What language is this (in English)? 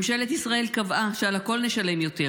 Hebrew